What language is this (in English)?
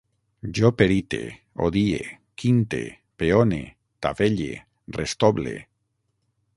Catalan